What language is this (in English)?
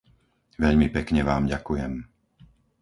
Slovak